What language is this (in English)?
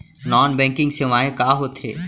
Chhattisgarhi